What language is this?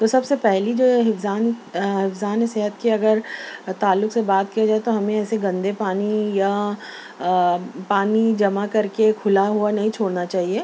Urdu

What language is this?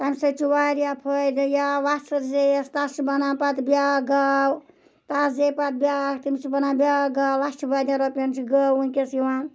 Kashmiri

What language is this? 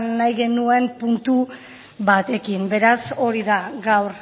Basque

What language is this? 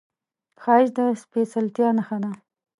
Pashto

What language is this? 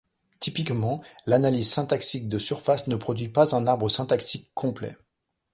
French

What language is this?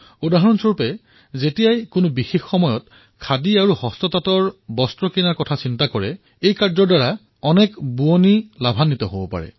Assamese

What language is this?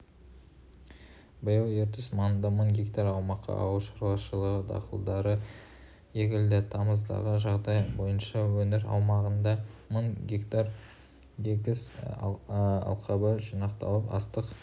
Kazakh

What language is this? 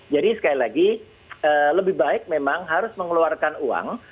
Indonesian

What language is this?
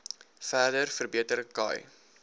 Afrikaans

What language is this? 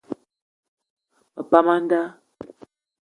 Eton (Cameroon)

